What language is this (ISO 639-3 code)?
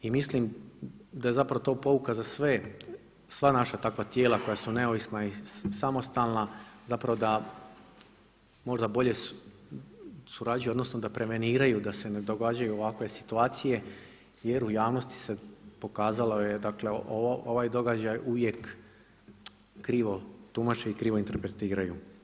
hrv